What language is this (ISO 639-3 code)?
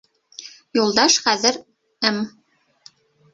bak